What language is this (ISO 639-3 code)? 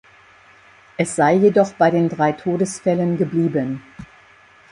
deu